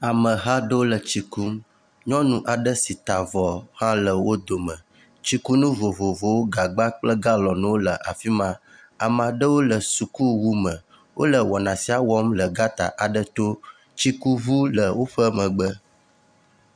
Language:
Ewe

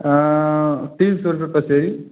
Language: Hindi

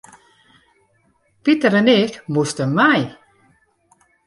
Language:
Western Frisian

